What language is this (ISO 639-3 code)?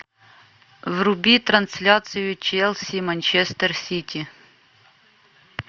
rus